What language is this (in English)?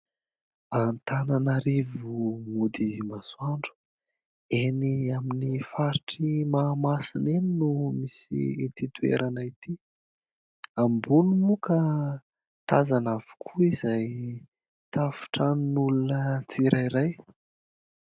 Malagasy